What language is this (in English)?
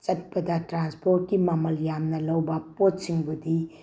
Manipuri